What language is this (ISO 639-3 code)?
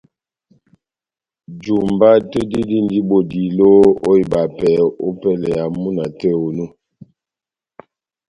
bnm